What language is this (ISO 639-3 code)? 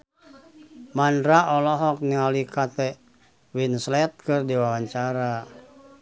sun